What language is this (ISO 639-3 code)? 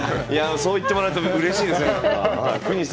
jpn